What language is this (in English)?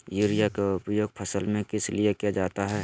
Magahi